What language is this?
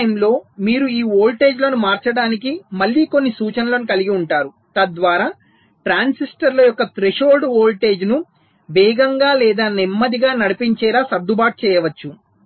Telugu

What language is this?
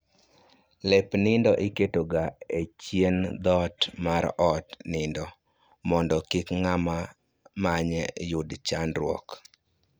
Luo (Kenya and Tanzania)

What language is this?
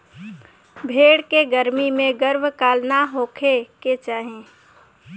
Bhojpuri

